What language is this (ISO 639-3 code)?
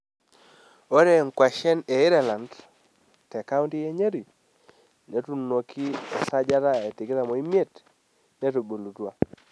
mas